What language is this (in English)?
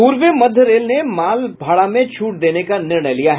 Hindi